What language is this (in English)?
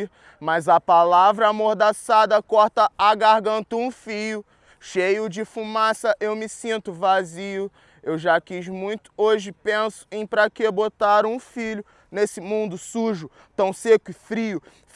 Portuguese